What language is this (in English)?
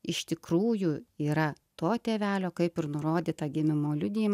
Lithuanian